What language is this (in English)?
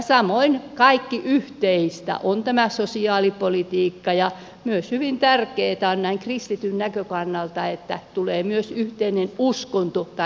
Finnish